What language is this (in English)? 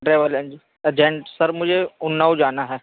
Urdu